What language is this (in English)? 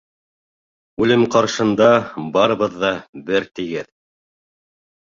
Bashkir